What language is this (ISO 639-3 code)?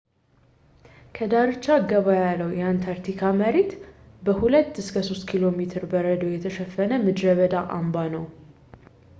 amh